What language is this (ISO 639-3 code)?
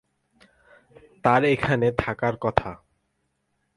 ben